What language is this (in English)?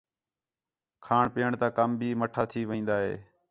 Khetrani